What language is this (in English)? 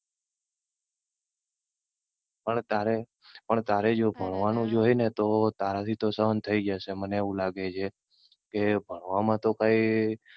Gujarati